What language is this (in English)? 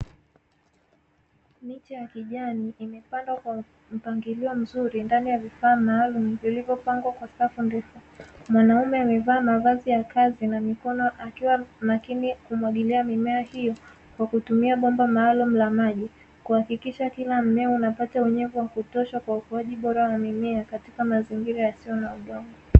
Swahili